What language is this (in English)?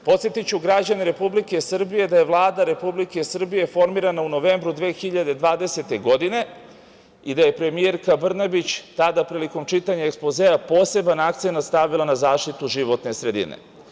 Serbian